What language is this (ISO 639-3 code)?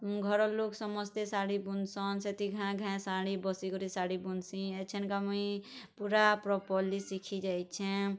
ori